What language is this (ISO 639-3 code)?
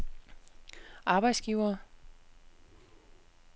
dan